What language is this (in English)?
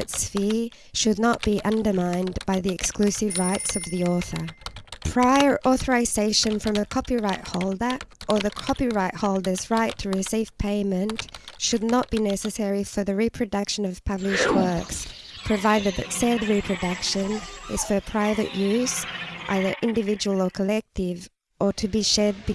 English